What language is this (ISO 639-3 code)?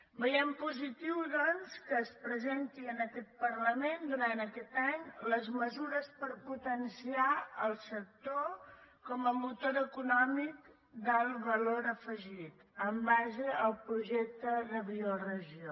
cat